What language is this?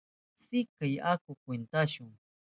Southern Pastaza Quechua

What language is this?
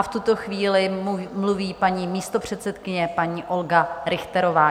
Czech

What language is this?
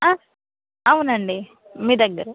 Telugu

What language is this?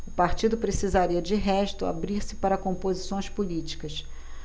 Portuguese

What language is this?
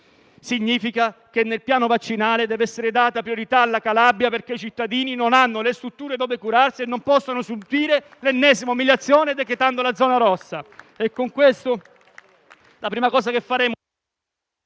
Italian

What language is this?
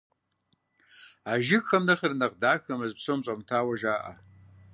Kabardian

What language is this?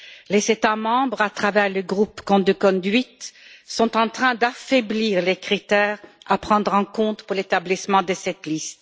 French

